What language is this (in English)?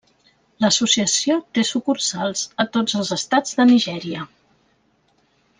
Catalan